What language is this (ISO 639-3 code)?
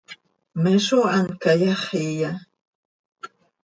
sei